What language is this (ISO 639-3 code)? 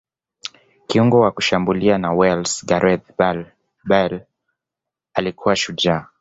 swa